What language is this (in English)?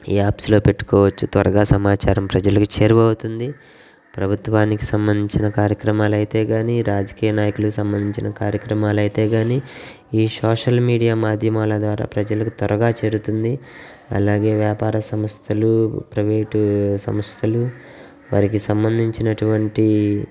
Telugu